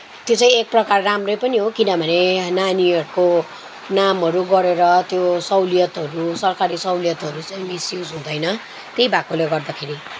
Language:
Nepali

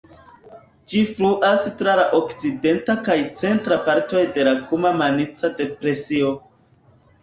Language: Esperanto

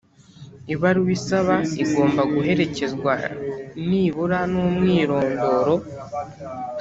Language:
Kinyarwanda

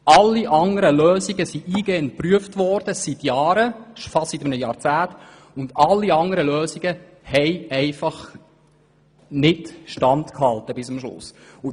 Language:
Swiss German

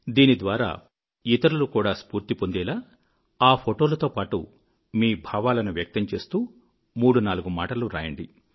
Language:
Telugu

